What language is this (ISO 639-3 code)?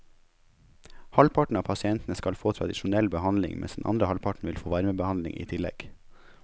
nor